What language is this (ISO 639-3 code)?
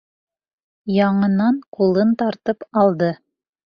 bak